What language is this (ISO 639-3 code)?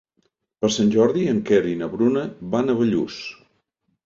cat